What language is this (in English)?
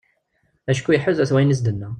Kabyle